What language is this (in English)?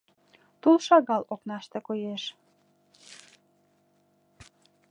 Mari